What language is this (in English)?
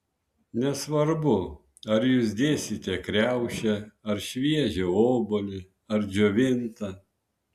Lithuanian